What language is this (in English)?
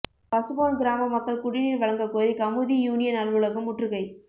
Tamil